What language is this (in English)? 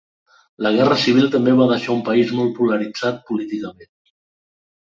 Catalan